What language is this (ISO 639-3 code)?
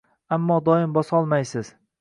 uzb